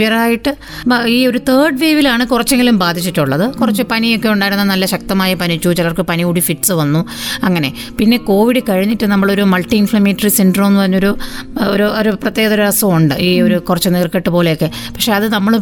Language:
Malayalam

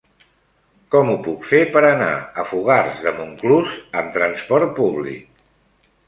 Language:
Catalan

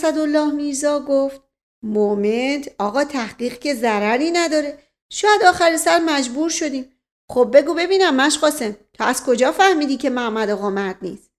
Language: Persian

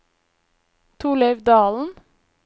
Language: Norwegian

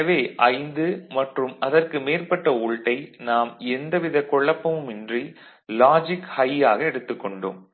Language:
Tamil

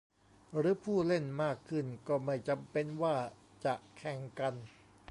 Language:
Thai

